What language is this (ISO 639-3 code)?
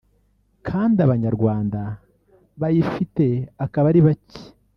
kin